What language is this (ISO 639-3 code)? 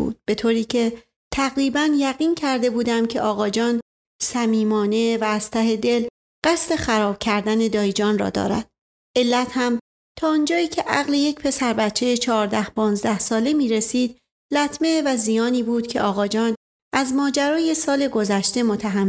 fas